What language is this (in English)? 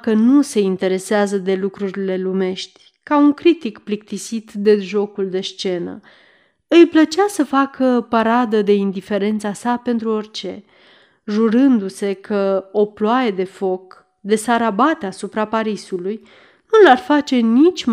Romanian